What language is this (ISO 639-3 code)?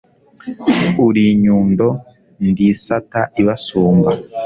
kin